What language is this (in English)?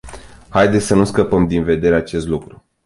Romanian